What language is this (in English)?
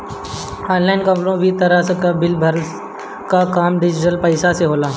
Bhojpuri